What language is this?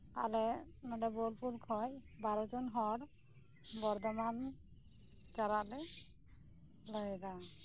Santali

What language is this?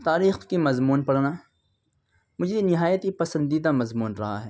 Urdu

